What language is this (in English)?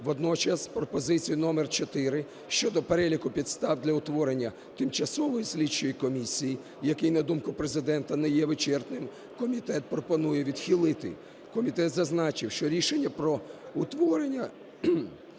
Ukrainian